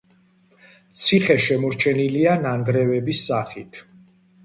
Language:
Georgian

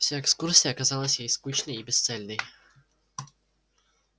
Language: Russian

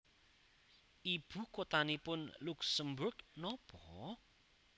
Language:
Javanese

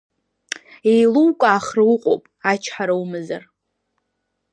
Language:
Abkhazian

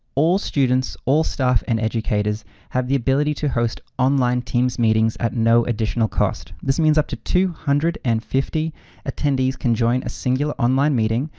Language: English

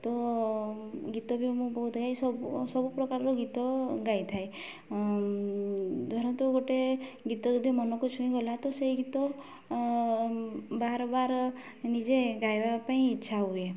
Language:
Odia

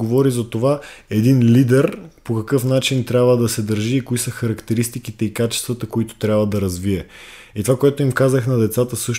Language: Bulgarian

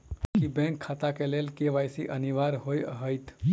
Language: Maithili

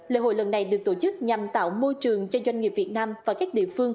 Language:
Vietnamese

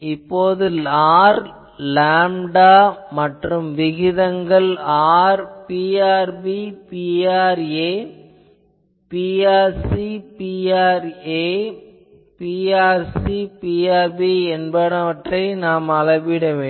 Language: Tamil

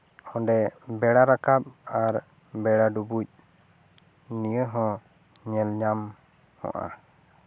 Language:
Santali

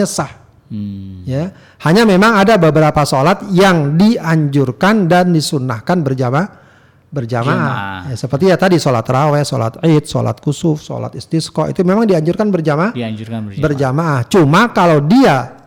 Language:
Indonesian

